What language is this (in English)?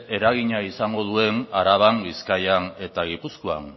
Basque